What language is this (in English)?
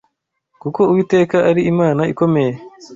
Kinyarwanda